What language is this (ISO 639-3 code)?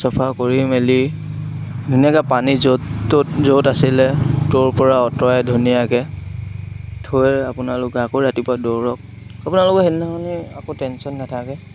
asm